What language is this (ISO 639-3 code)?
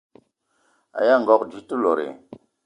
eto